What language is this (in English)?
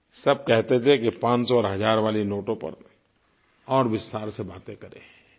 Hindi